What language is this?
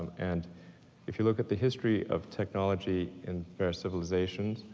English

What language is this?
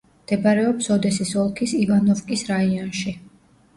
Georgian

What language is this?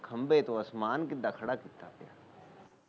Punjabi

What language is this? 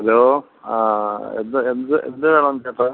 Malayalam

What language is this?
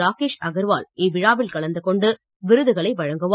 Tamil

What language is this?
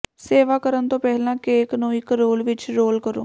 Punjabi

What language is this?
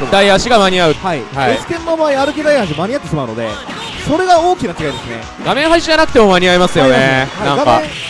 Japanese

